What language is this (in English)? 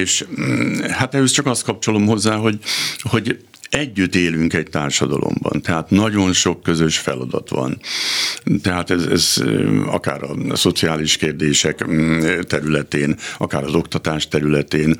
Hungarian